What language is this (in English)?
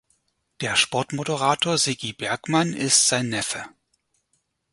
German